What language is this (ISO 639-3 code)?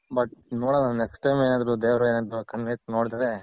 kan